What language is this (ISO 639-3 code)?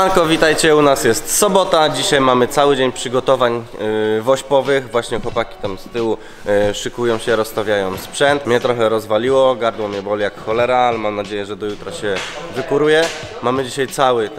pol